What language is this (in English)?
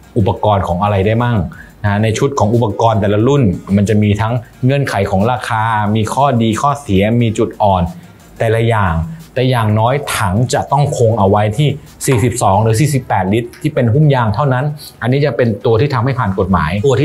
Thai